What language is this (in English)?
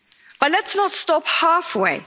English